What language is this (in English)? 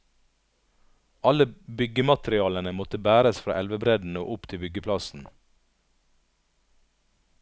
Norwegian